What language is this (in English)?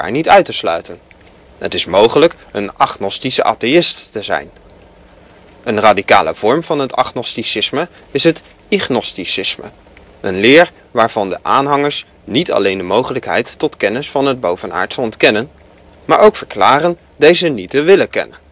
Dutch